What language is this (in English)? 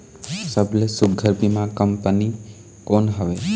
Chhattisgarhi